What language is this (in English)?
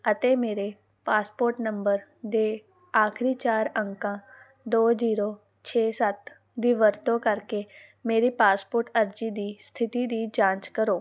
Punjabi